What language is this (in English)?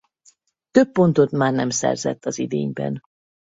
Hungarian